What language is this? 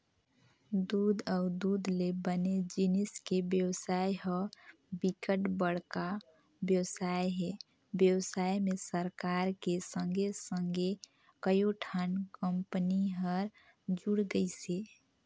Chhattisgarhi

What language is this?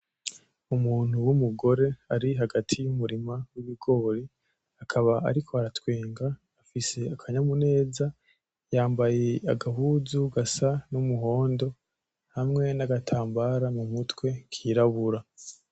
Rundi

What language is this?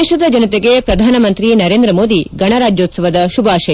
Kannada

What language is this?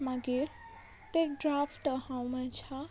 Konkani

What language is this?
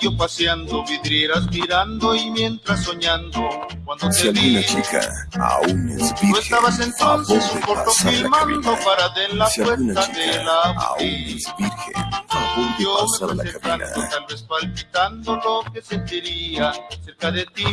Spanish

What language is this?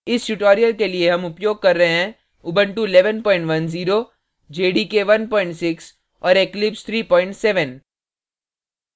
Hindi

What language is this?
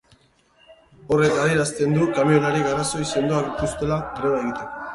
Basque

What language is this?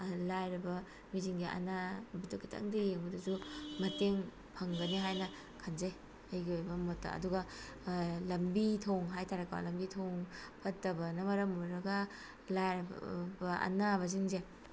Manipuri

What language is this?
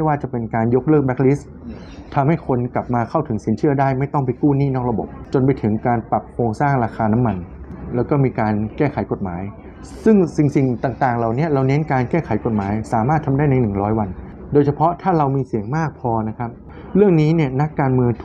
Thai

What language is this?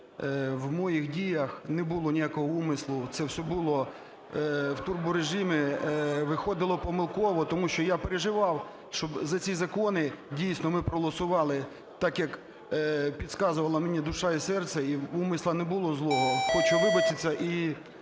Ukrainian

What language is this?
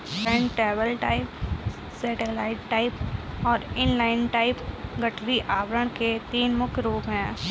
Hindi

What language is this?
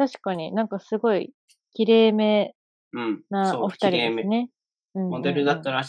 Japanese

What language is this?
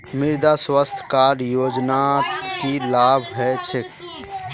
Magahi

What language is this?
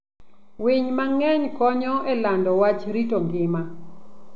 Luo (Kenya and Tanzania)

